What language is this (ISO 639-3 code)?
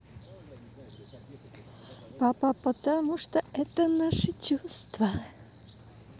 rus